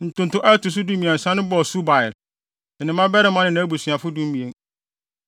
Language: Akan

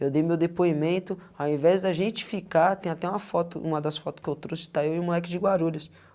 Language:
Portuguese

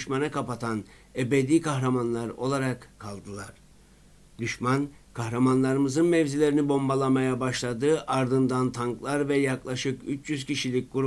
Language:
Turkish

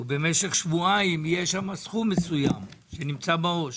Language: Hebrew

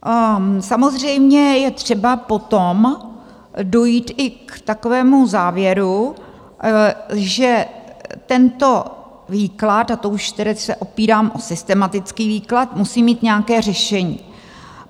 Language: Czech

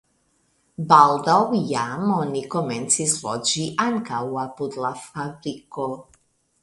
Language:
Esperanto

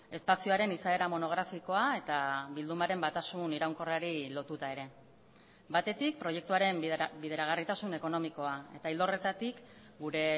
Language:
Basque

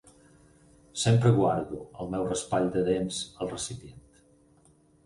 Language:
Catalan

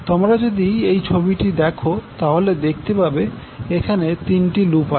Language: Bangla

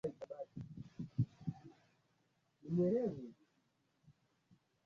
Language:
Swahili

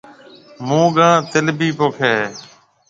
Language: Marwari (Pakistan)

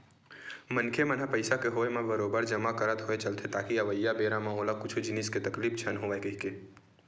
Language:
Chhattisgarhi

